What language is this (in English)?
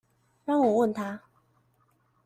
Chinese